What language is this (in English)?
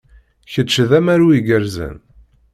Kabyle